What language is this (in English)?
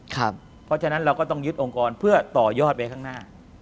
Thai